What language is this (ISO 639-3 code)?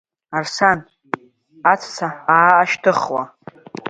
abk